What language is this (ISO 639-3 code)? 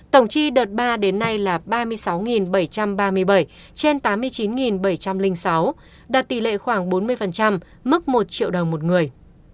vie